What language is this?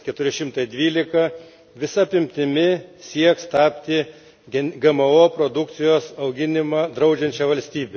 Lithuanian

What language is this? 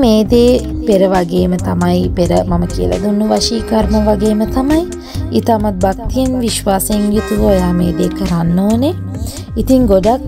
Turkish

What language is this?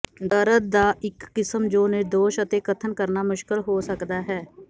Punjabi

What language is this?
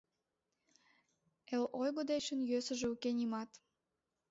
Mari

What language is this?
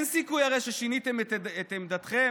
Hebrew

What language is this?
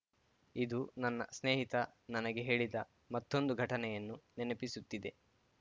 Kannada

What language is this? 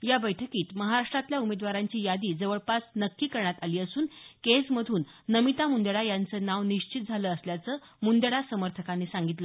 Marathi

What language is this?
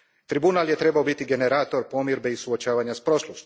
Croatian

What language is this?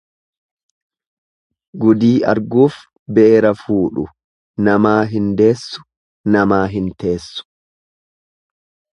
Oromo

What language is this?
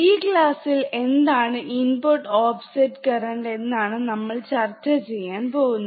Malayalam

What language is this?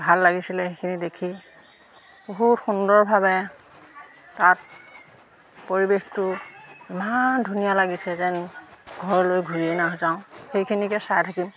Assamese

